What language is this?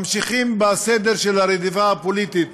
Hebrew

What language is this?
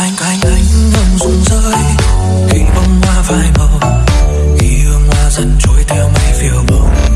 Vietnamese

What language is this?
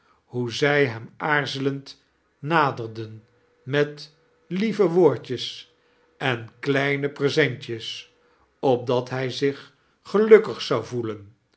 Dutch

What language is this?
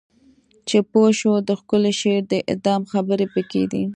Pashto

